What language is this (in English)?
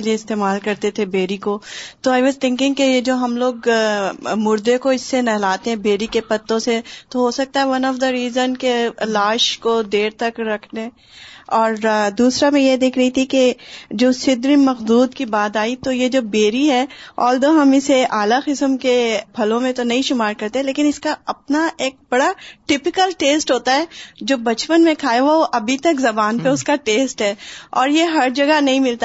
Urdu